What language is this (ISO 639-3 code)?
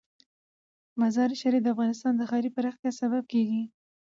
pus